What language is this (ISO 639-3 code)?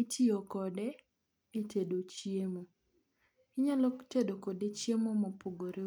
luo